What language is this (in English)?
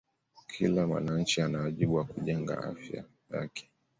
Swahili